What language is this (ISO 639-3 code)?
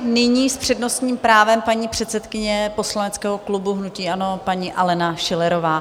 ces